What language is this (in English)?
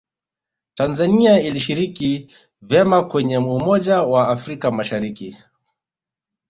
Swahili